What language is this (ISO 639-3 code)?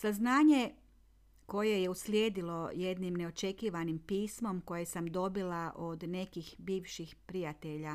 hrv